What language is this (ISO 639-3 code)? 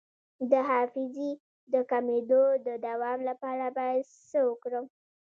pus